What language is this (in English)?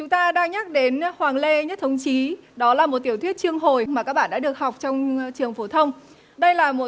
Vietnamese